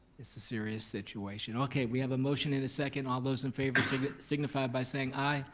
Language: English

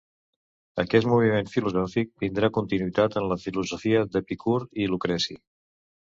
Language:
Catalan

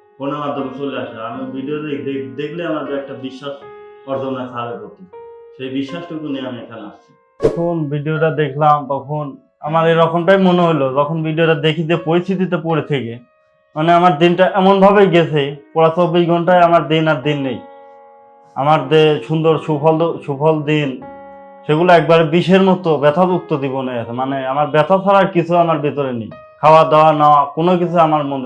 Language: Turkish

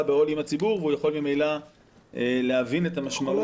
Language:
Hebrew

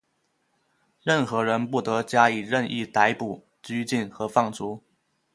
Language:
Chinese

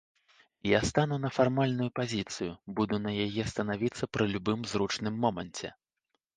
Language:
Belarusian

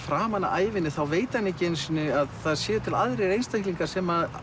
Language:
Icelandic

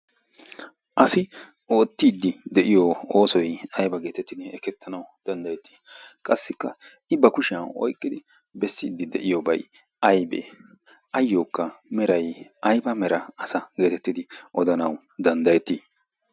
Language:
Wolaytta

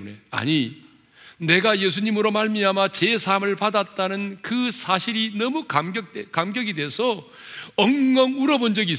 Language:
Korean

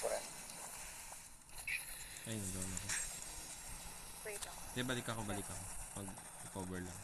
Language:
Filipino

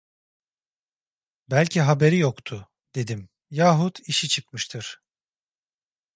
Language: Turkish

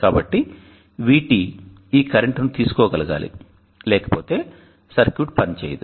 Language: Telugu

